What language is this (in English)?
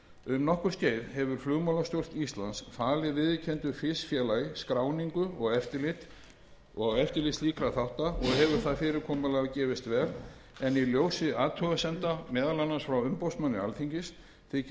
Icelandic